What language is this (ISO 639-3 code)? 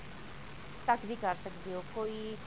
pan